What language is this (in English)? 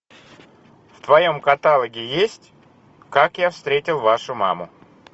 Russian